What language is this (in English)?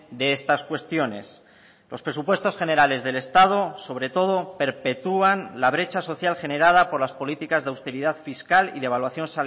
Spanish